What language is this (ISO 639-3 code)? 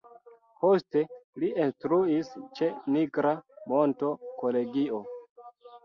epo